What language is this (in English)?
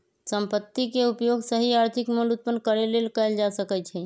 Magahi